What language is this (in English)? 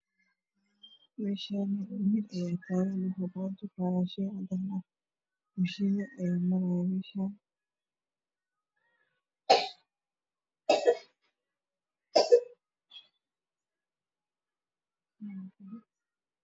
Somali